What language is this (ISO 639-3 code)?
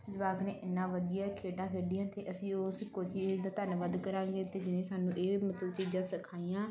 pan